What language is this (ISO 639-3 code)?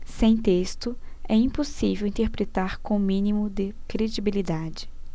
por